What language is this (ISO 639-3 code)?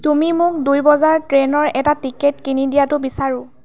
asm